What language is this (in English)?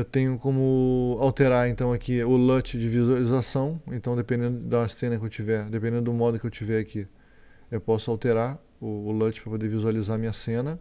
Portuguese